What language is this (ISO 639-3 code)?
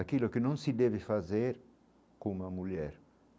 por